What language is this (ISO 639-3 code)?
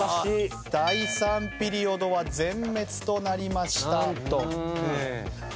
jpn